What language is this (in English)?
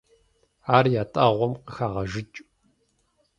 Kabardian